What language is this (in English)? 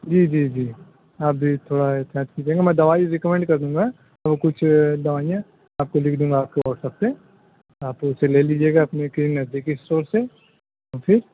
Urdu